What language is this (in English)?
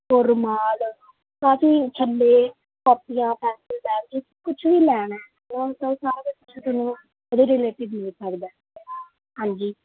Punjabi